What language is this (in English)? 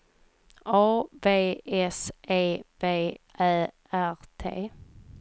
Swedish